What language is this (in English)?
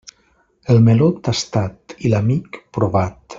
Catalan